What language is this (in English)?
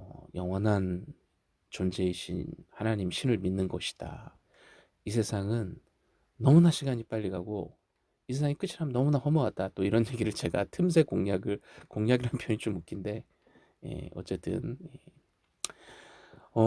Korean